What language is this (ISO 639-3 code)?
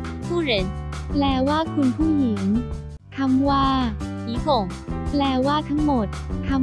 tha